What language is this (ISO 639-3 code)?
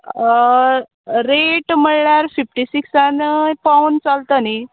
kok